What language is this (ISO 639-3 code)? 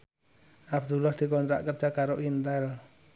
jav